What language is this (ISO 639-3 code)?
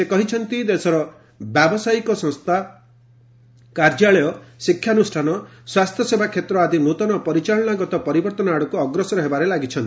ori